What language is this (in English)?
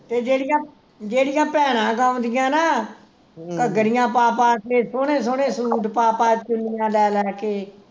Punjabi